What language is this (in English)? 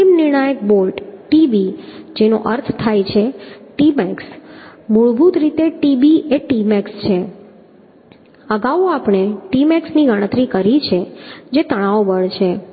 Gujarati